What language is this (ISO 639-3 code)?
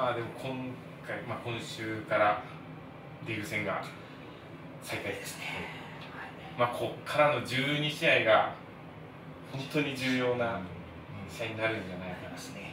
jpn